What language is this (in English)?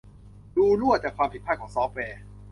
Thai